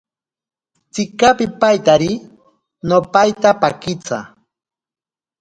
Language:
Ashéninka Perené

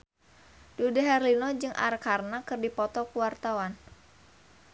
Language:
Sundanese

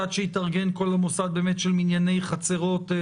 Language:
Hebrew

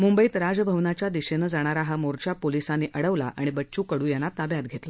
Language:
Marathi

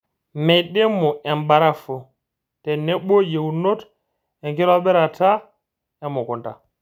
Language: Masai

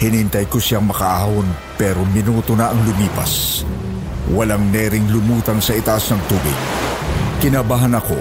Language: Filipino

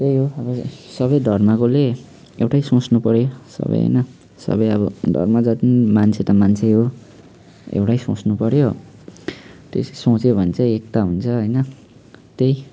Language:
Nepali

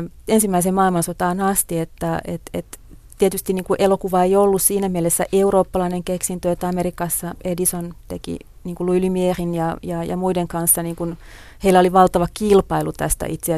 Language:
Finnish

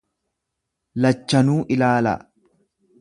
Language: Oromo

